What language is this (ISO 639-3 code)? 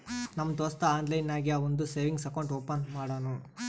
kan